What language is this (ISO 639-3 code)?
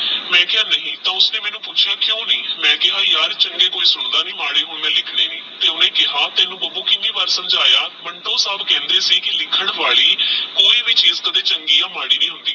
pan